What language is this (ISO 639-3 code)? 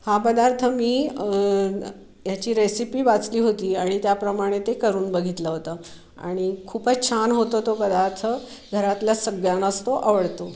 mar